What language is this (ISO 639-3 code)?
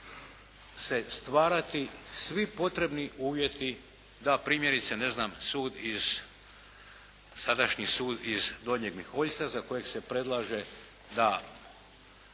hrv